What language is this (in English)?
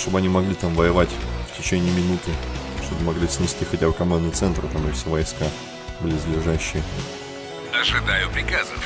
Russian